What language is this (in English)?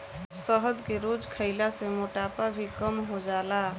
Bhojpuri